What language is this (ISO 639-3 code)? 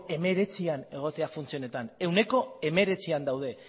eus